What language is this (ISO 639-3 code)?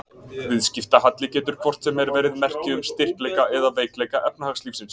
isl